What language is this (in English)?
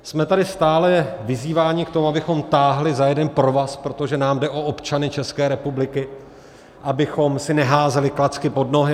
Czech